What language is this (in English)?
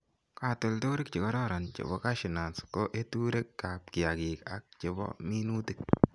Kalenjin